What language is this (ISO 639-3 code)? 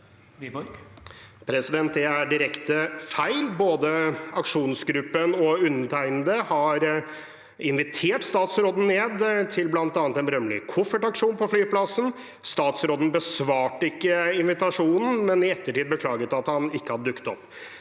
nor